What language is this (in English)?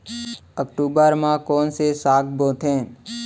Chhattisgarhi